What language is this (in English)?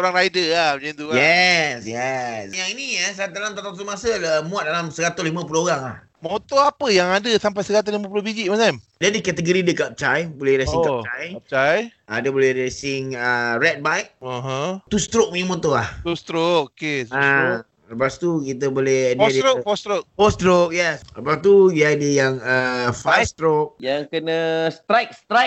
Malay